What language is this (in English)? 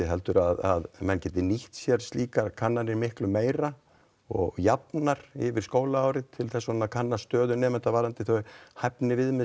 Icelandic